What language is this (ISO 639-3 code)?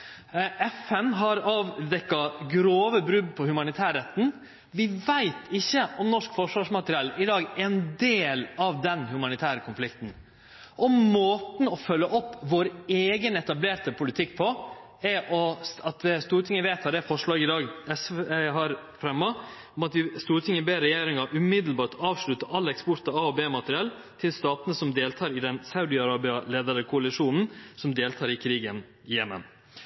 nno